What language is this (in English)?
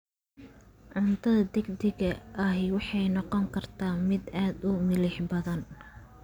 Somali